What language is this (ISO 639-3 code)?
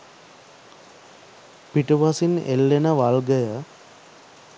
sin